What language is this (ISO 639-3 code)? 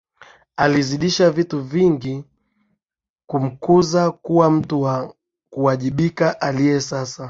swa